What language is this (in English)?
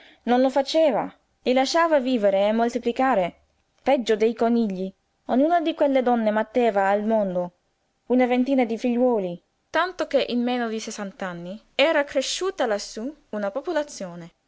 Italian